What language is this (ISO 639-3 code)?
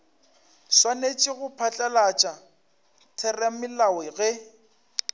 nso